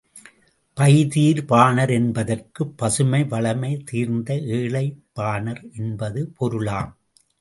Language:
Tamil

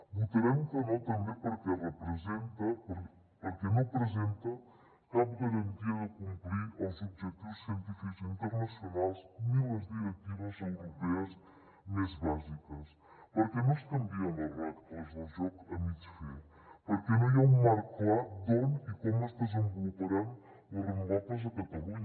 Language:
Catalan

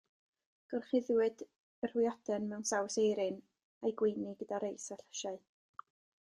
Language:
Welsh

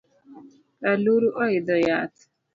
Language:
Luo (Kenya and Tanzania)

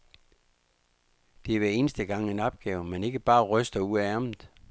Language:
Danish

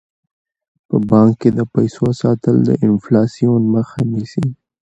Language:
Pashto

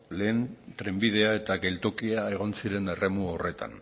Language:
Basque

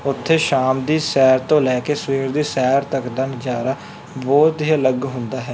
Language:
Punjabi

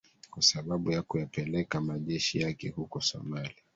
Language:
Swahili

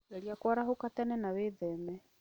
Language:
Kikuyu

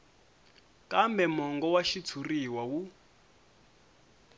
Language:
Tsonga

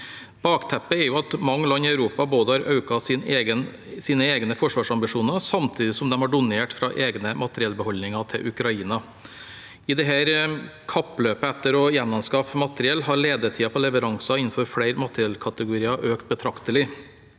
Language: Norwegian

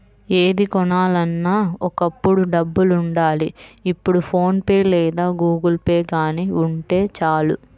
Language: Telugu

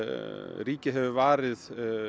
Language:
Icelandic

